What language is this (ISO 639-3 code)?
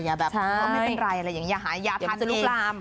tha